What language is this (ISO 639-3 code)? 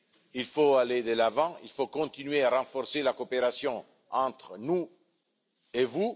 fra